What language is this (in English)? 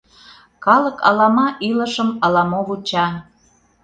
Mari